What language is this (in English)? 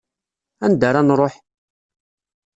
Kabyle